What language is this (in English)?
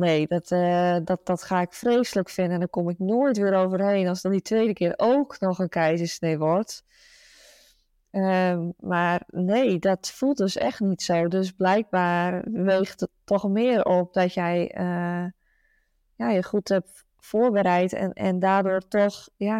Dutch